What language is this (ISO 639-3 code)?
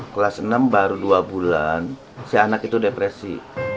ind